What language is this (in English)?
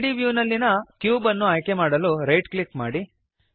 Kannada